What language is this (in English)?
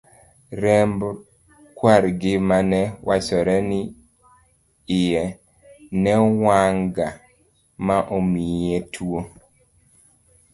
Luo (Kenya and Tanzania)